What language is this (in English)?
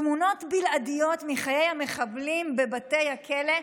Hebrew